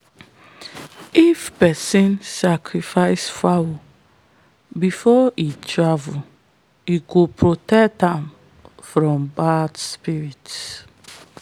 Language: Nigerian Pidgin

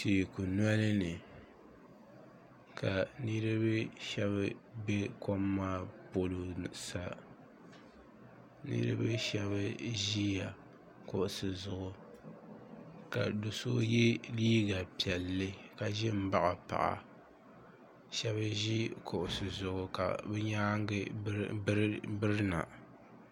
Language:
Dagbani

